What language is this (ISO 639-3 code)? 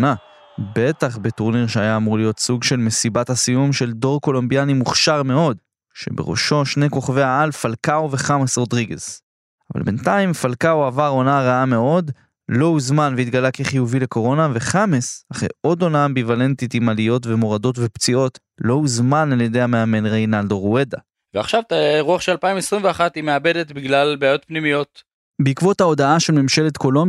heb